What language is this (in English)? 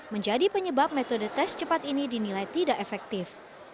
Indonesian